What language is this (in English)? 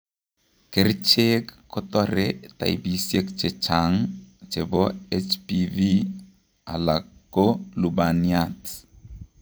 Kalenjin